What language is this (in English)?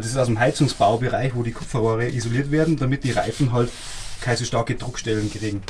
German